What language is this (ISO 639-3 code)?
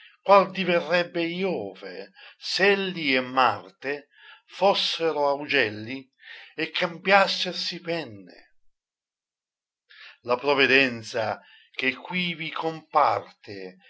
ita